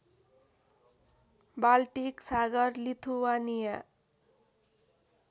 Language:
Nepali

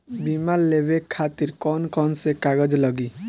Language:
Bhojpuri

